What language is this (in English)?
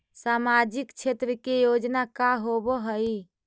Magahi